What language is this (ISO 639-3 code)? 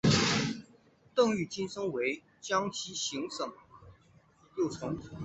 zho